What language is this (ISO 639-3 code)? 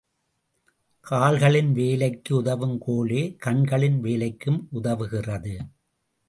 tam